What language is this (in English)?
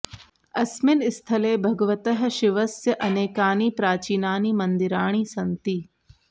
Sanskrit